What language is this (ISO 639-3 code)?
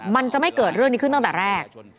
tha